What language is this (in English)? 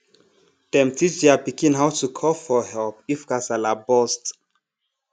Nigerian Pidgin